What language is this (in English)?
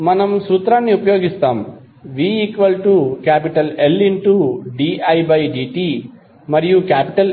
Telugu